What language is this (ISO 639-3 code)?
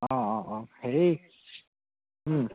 asm